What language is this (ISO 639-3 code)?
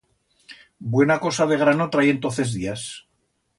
arg